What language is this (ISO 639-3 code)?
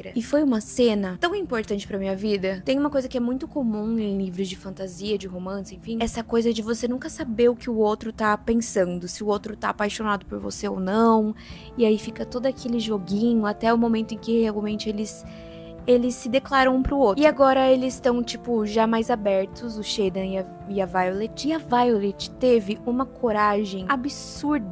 por